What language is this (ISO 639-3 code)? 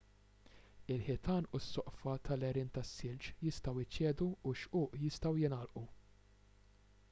mlt